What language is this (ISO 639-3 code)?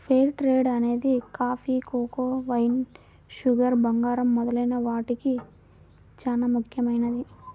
tel